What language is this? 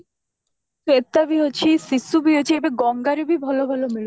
Odia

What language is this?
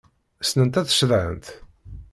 Kabyle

